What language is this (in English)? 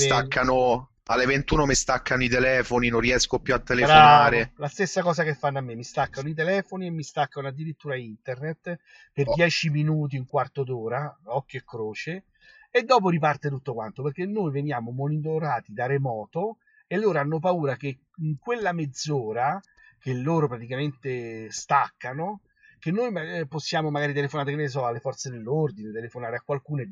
Italian